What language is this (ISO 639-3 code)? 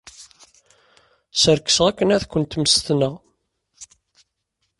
kab